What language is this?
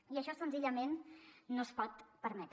Catalan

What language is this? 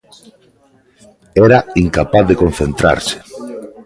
Galician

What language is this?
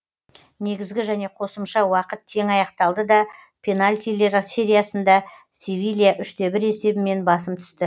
Kazakh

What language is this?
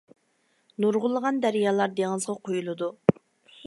Uyghur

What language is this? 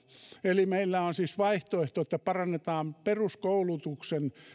Finnish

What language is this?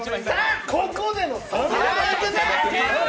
Japanese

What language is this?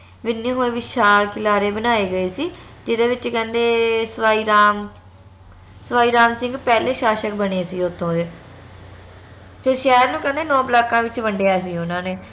Punjabi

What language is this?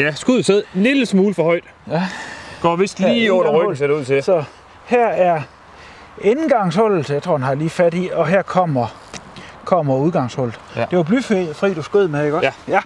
Danish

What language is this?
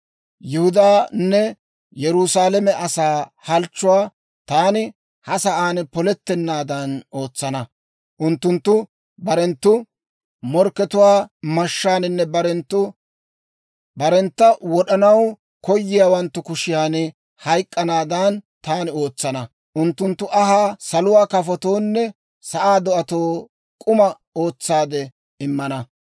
Dawro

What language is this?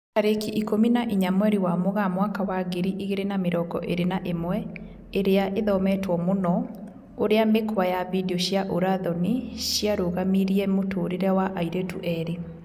Kikuyu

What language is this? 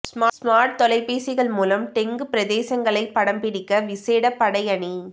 Tamil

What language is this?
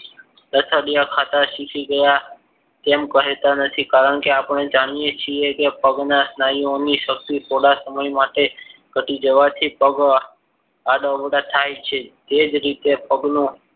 Gujarati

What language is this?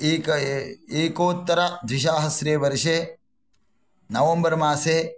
Sanskrit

